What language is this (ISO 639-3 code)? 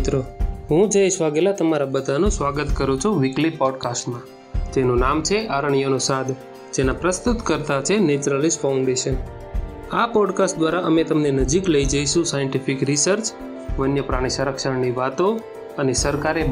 guj